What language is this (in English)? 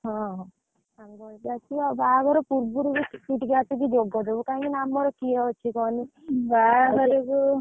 Odia